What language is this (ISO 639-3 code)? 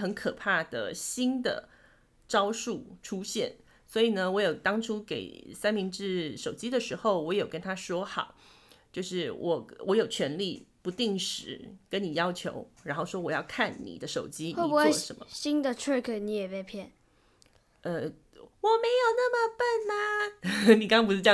zho